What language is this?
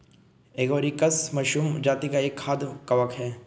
Hindi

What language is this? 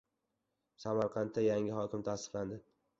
Uzbek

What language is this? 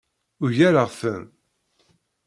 Kabyle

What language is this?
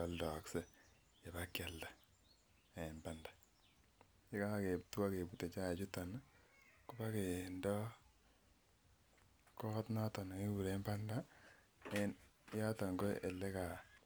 Kalenjin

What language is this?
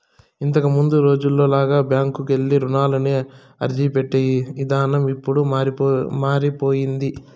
Telugu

